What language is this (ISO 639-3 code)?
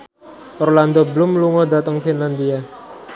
jav